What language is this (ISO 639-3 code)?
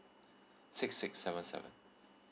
eng